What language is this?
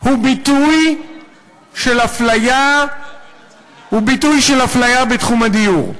Hebrew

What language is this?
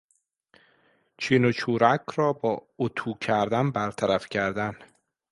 Persian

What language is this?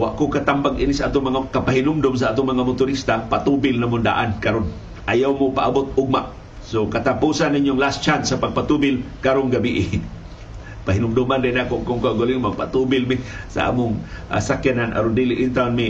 Filipino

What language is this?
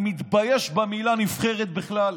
Hebrew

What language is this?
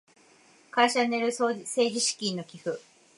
Japanese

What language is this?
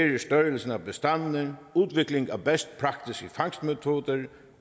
Danish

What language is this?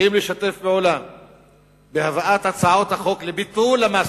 Hebrew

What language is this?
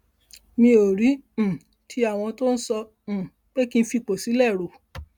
Yoruba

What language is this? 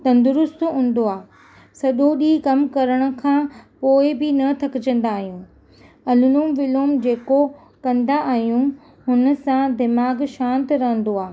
Sindhi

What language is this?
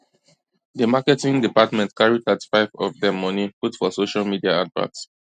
Nigerian Pidgin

